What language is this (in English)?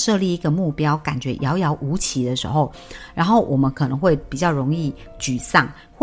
Chinese